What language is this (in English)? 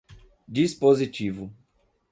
Portuguese